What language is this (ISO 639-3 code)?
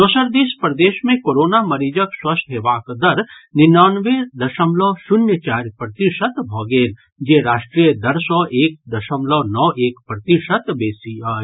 mai